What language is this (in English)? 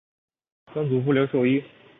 Chinese